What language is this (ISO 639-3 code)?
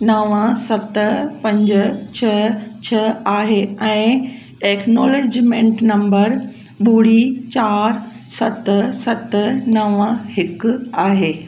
snd